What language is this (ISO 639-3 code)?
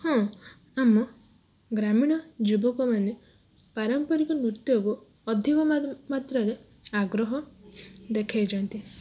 ori